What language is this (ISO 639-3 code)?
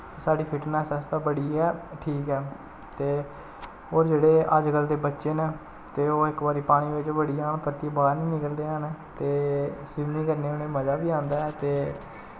doi